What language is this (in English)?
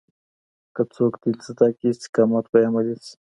Pashto